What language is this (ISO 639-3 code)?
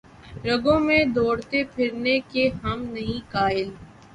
urd